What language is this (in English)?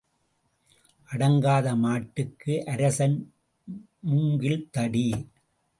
Tamil